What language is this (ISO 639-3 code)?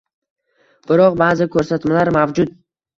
uzb